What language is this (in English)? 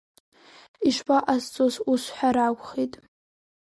Abkhazian